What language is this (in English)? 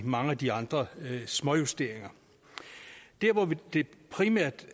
Danish